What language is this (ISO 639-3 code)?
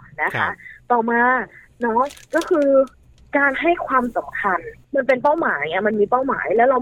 tha